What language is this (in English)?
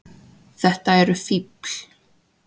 Icelandic